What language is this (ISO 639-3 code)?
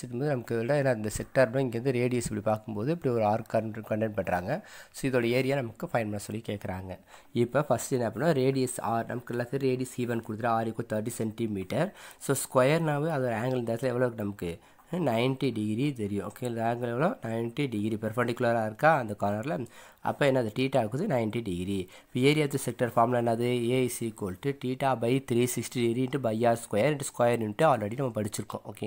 ron